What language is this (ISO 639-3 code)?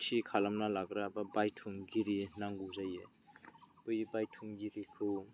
brx